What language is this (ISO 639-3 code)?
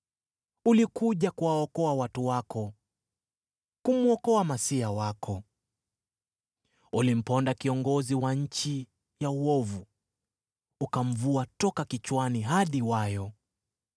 swa